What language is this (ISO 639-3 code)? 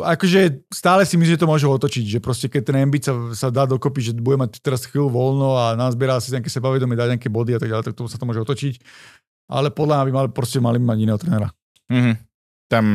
slk